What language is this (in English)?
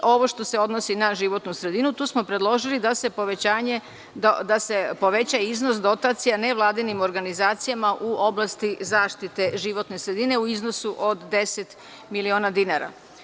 Serbian